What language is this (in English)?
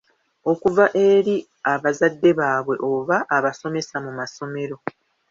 Ganda